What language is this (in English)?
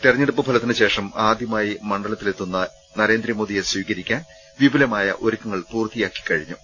Malayalam